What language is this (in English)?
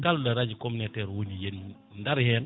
Fula